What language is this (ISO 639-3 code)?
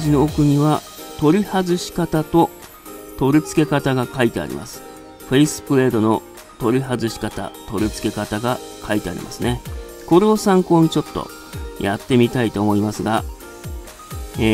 jpn